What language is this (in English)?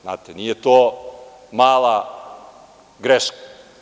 Serbian